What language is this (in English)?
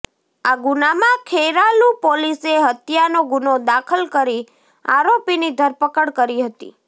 Gujarati